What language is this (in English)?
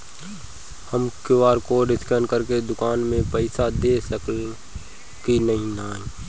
Bhojpuri